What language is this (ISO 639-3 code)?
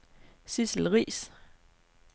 dan